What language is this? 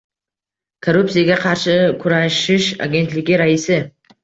Uzbek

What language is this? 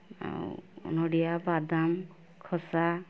Odia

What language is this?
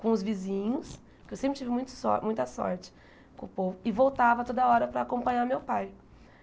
Portuguese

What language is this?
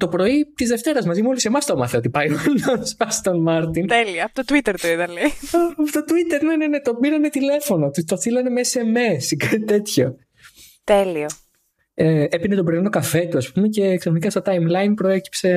Greek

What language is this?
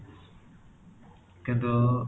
Odia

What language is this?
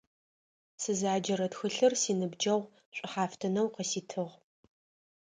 Adyghe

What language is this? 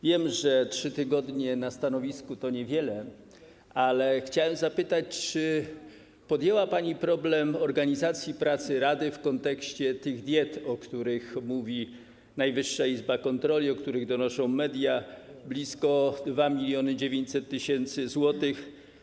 Polish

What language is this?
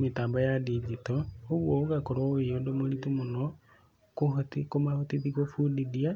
Kikuyu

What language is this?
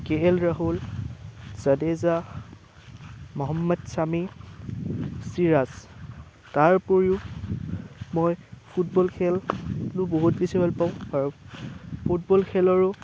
Assamese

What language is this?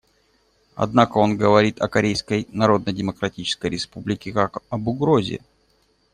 Russian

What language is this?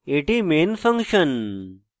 Bangla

